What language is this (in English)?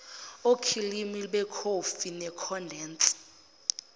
Zulu